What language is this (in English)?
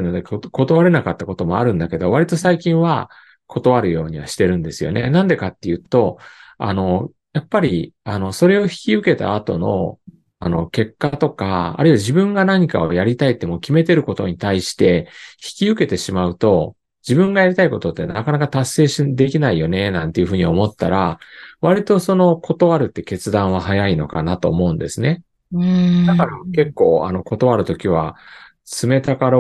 Japanese